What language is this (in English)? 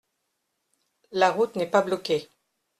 French